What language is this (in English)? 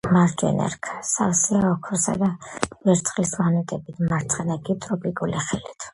Georgian